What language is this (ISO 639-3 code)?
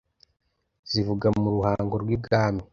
kin